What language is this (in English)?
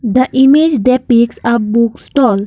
English